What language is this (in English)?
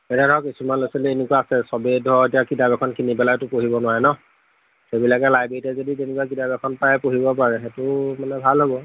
Assamese